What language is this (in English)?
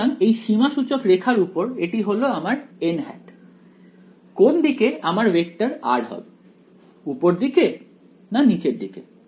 Bangla